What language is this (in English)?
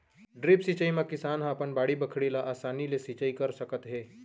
Chhattisgarhi